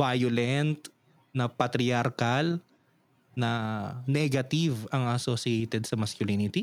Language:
Filipino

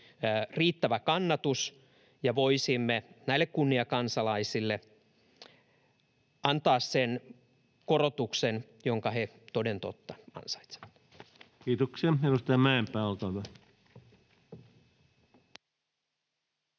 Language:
Finnish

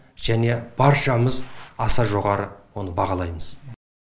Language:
Kazakh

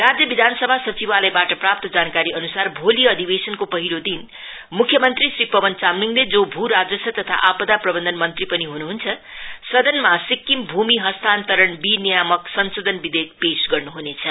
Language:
Nepali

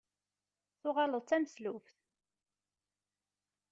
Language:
Kabyle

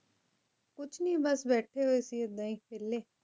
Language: Punjabi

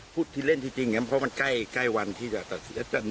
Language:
Thai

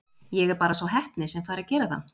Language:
Icelandic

